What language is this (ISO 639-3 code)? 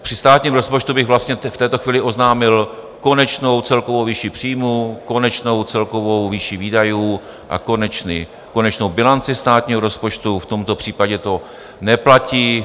ces